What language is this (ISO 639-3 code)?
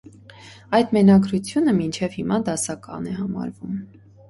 hye